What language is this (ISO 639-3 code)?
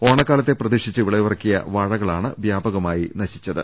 mal